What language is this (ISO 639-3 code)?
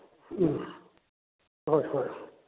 mni